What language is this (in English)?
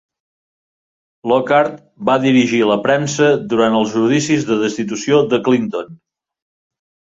Catalan